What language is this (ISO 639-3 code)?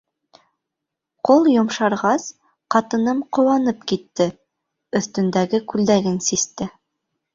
bak